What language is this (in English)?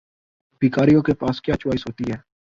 Urdu